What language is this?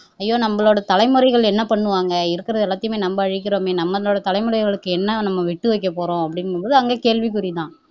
Tamil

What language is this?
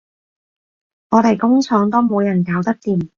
Cantonese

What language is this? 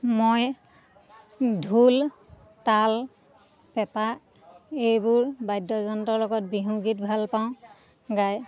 Assamese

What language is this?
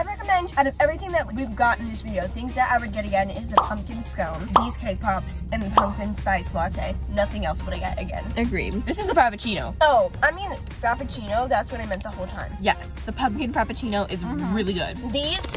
English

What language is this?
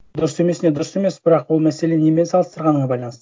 Kazakh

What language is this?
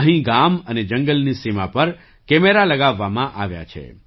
Gujarati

